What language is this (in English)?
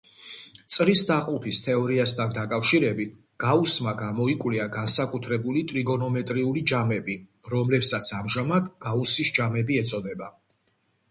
Georgian